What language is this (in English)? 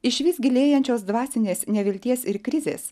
Lithuanian